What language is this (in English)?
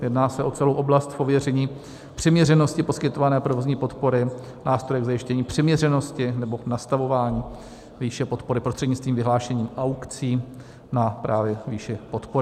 Czech